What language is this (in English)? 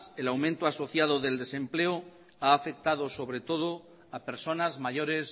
Spanish